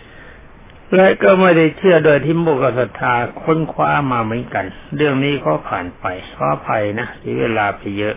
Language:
Thai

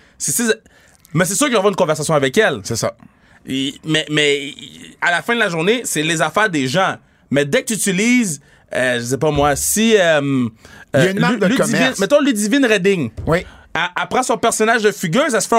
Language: French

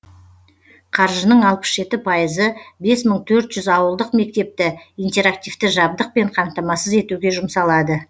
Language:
Kazakh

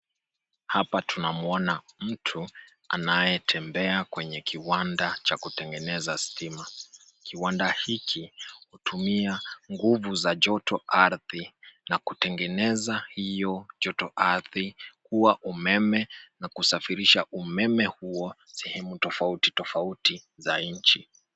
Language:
Swahili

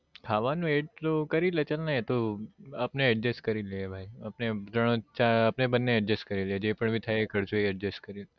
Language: Gujarati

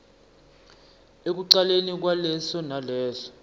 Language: Swati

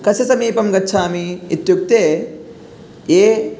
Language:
Sanskrit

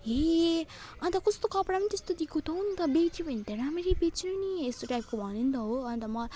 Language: Nepali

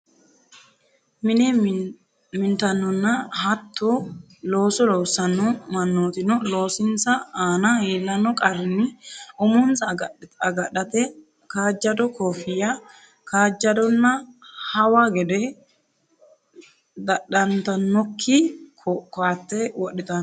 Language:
Sidamo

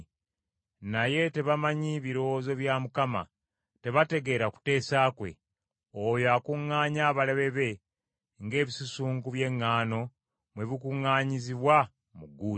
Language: Ganda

